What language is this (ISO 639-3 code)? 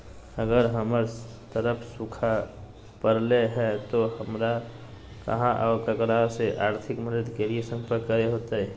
mag